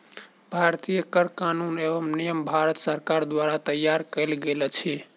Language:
Maithili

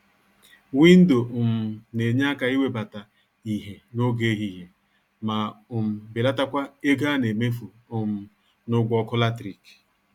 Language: Igbo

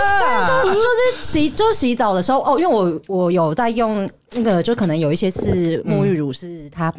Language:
Chinese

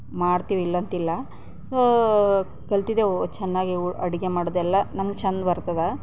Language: Kannada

